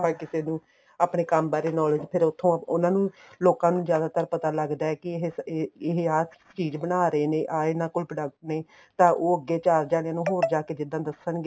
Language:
Punjabi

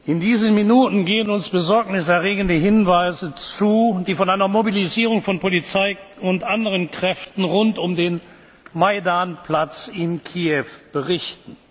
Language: German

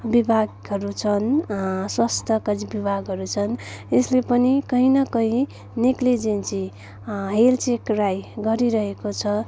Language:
Nepali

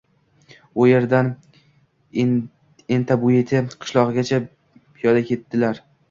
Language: Uzbek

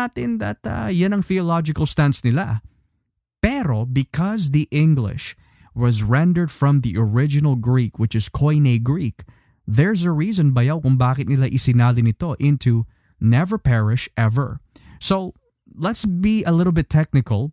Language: Filipino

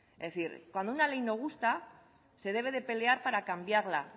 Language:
Spanish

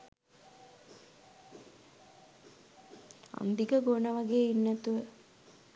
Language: Sinhala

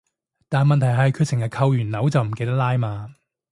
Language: Cantonese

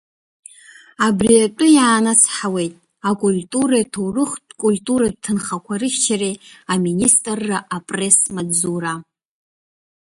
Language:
Abkhazian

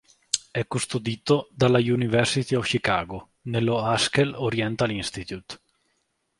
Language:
Italian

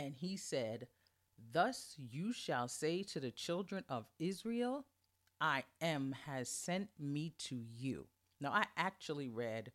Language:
English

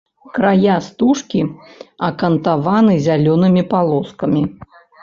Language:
Belarusian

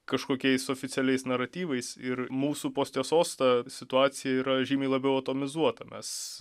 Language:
Lithuanian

